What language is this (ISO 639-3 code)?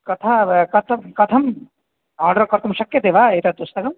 san